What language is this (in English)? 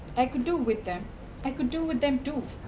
English